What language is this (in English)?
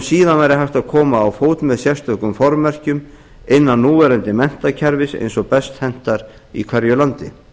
Icelandic